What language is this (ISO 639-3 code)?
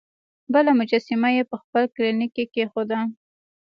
pus